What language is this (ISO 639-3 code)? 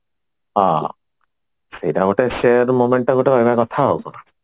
ori